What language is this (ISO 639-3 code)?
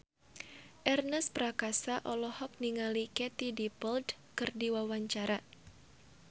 sun